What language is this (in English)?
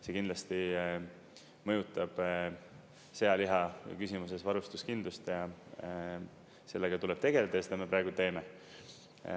Estonian